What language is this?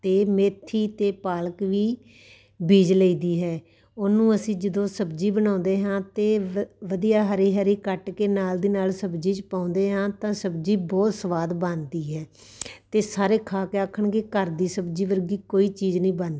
Punjabi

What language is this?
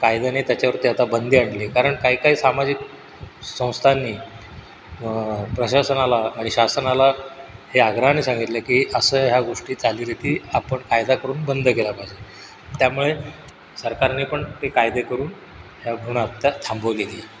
Marathi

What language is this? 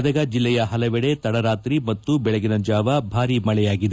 Kannada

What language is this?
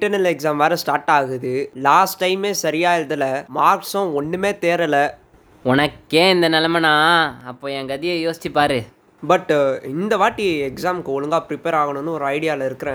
Tamil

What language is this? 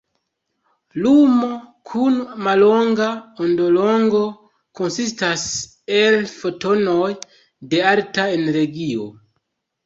Esperanto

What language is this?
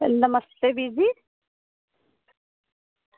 Dogri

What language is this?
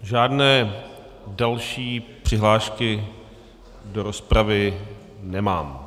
Czech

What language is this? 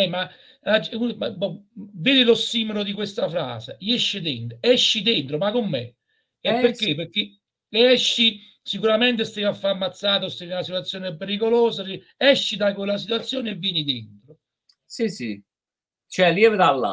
Italian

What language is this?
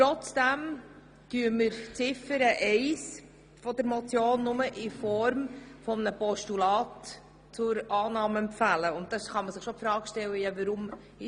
Swiss German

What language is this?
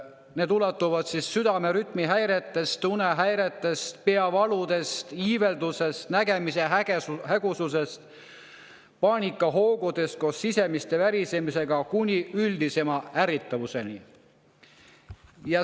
Estonian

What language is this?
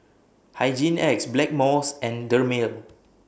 English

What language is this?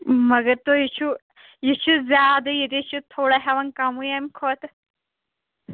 Kashmiri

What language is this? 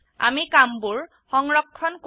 Assamese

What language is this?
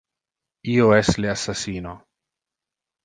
Interlingua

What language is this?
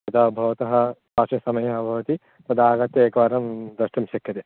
Sanskrit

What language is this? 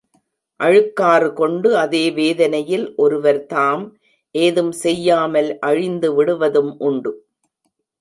Tamil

